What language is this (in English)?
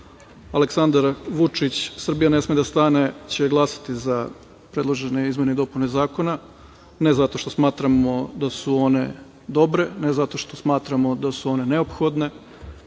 Serbian